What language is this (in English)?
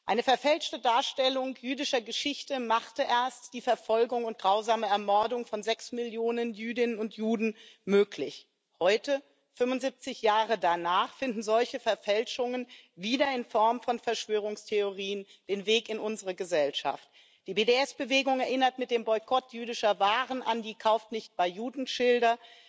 German